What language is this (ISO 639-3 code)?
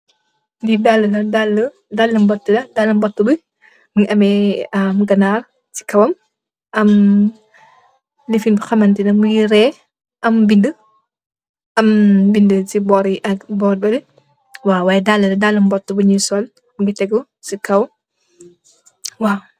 wol